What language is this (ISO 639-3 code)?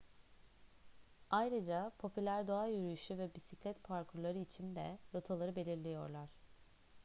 tur